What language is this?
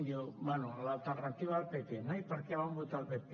Catalan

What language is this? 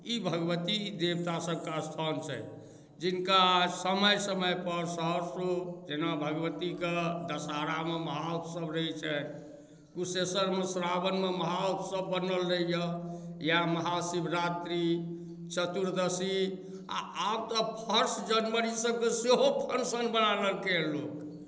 Maithili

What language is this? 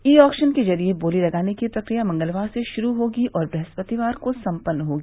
Hindi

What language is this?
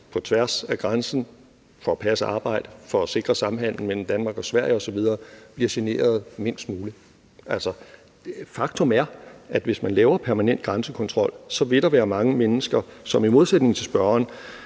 Danish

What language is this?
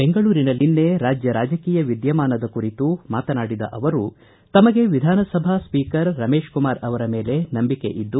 Kannada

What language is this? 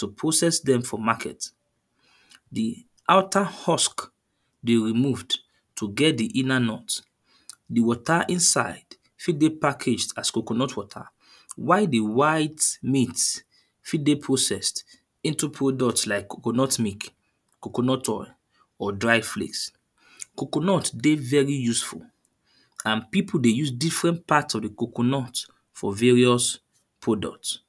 Nigerian Pidgin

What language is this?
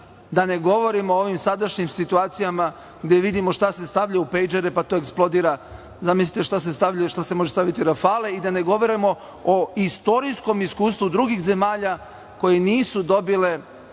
Serbian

